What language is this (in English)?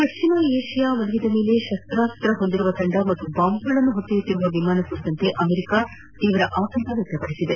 Kannada